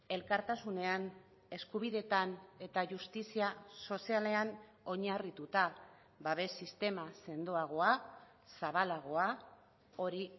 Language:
Basque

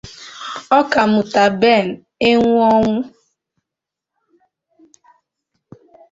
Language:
Igbo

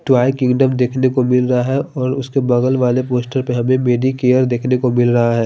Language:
Hindi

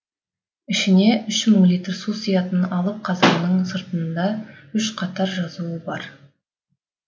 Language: Kazakh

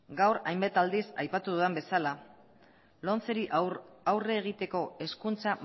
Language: Basque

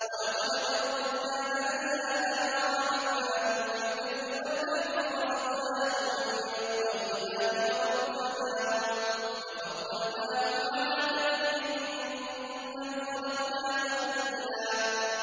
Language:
Arabic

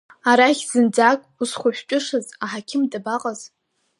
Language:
Abkhazian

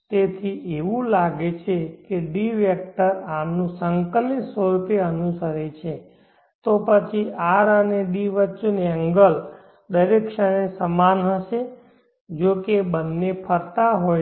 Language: Gujarati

